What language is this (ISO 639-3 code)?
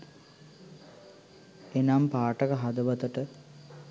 sin